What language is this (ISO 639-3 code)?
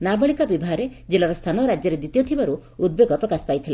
ori